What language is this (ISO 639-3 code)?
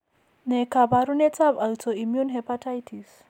kln